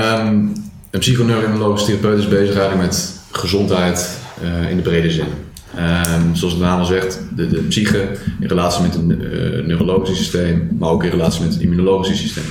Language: Dutch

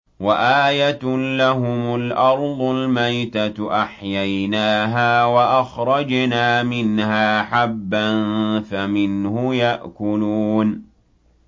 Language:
Arabic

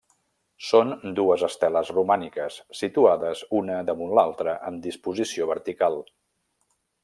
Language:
Catalan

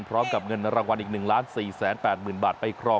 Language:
Thai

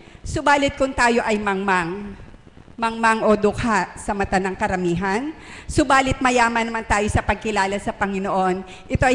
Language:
Filipino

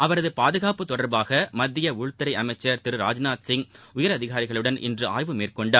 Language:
Tamil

